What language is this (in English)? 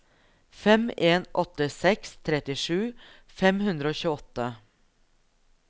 Norwegian